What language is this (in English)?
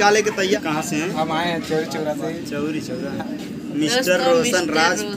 Hindi